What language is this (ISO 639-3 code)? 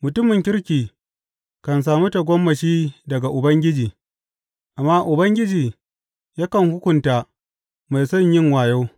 hau